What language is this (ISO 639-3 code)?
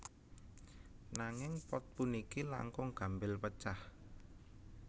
jav